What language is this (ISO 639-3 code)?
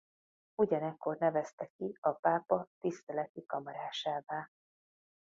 hun